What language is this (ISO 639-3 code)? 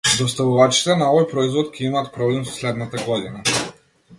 mkd